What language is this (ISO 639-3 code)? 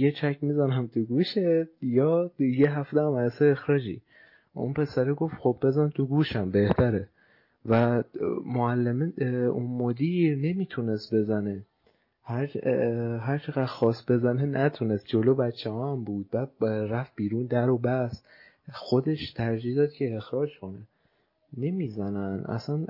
fas